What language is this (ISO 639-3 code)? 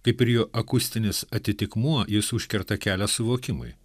lit